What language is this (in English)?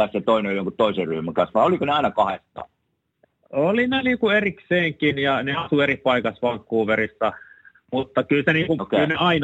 Finnish